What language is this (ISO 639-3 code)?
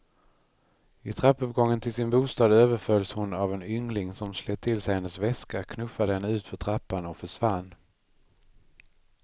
swe